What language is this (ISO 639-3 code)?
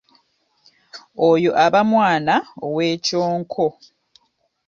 lug